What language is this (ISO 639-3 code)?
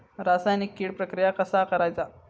mar